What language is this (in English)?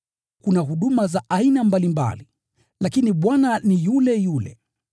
Swahili